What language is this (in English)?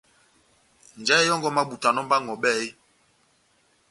Batanga